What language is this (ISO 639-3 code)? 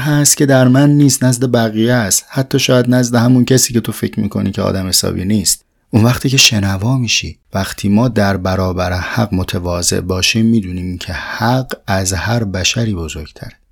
fas